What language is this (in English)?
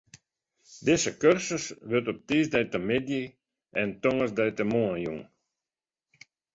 Western Frisian